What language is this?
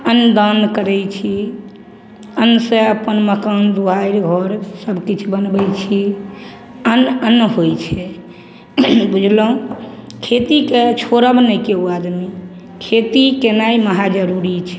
Maithili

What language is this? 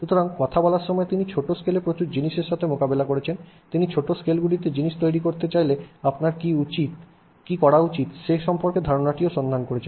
Bangla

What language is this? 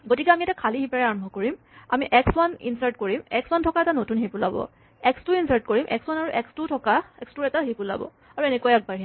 Assamese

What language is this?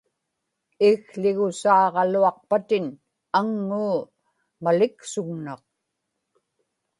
Inupiaq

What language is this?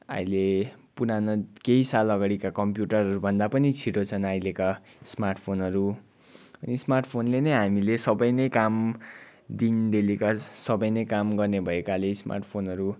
Nepali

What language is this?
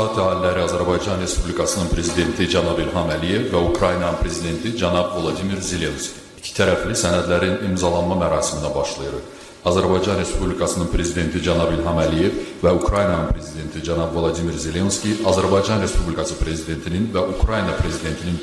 Turkish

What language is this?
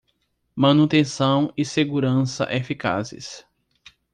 Portuguese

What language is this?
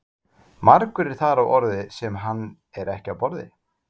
Icelandic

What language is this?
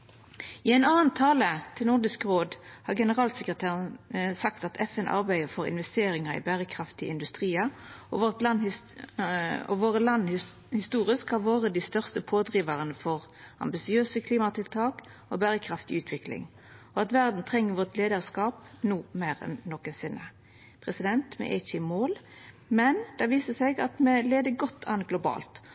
Norwegian Nynorsk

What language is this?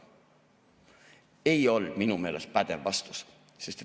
Estonian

